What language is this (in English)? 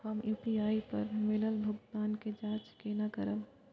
Maithili